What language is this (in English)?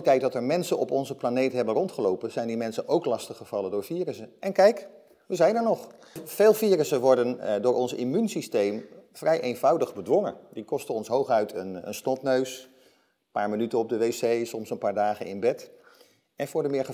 Dutch